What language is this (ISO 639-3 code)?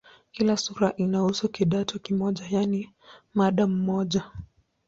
swa